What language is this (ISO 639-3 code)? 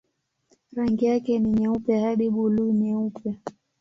swa